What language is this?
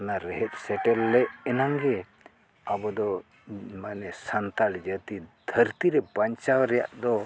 Santali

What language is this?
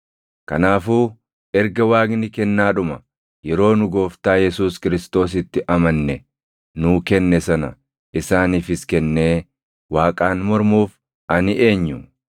Oromo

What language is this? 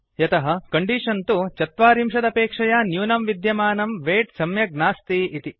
Sanskrit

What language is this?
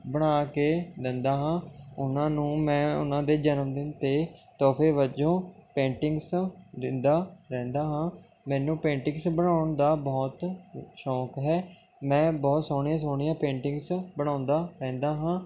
Punjabi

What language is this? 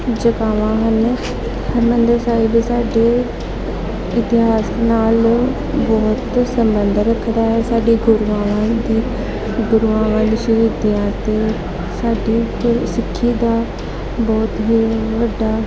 Punjabi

